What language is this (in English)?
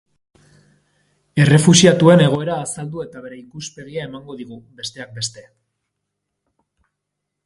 Basque